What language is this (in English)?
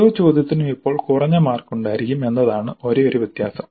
Malayalam